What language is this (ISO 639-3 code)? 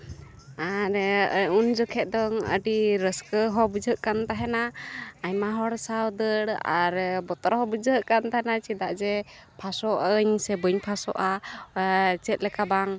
sat